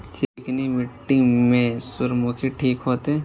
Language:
Maithili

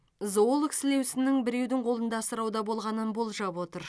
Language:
Kazakh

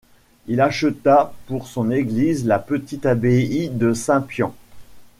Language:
French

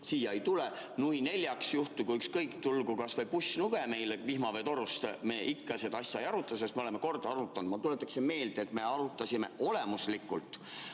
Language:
Estonian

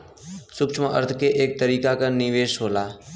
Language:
Bhojpuri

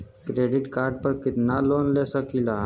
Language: Bhojpuri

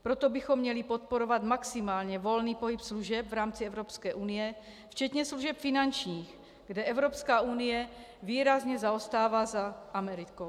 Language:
Czech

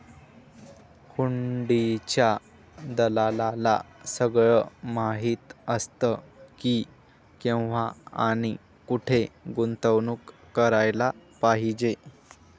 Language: Marathi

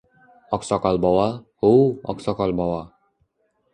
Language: Uzbek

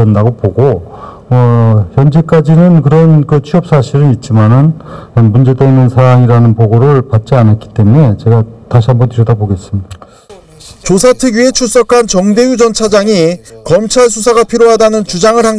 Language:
Korean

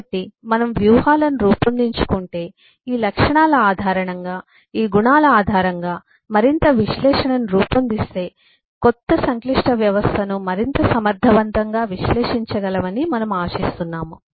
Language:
Telugu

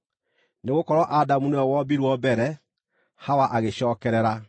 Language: Kikuyu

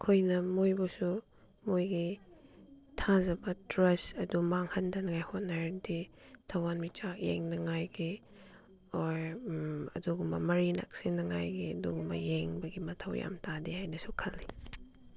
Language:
Manipuri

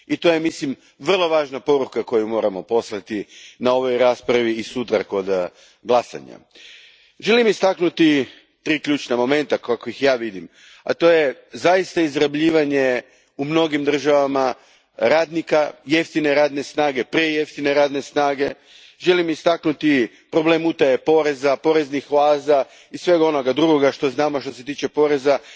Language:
Croatian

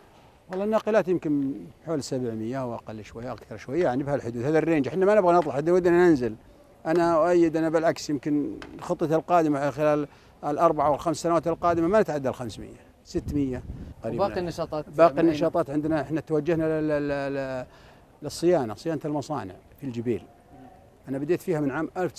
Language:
Arabic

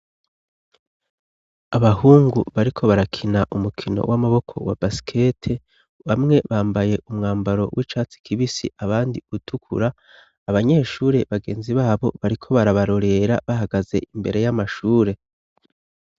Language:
Rundi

